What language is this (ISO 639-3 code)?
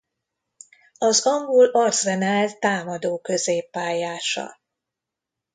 hun